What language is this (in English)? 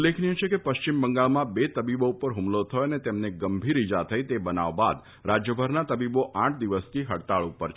Gujarati